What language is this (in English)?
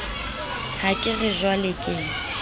Southern Sotho